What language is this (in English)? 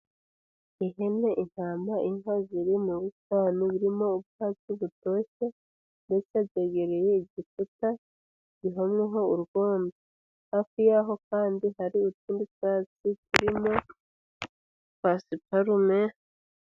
Kinyarwanda